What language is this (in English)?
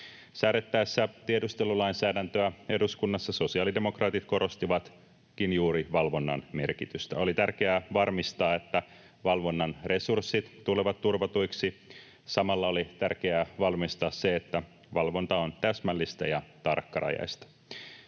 Finnish